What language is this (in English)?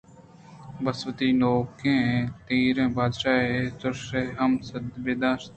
Eastern Balochi